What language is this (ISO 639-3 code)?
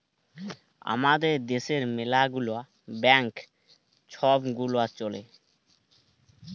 ben